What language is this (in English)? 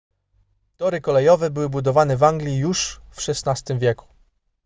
Polish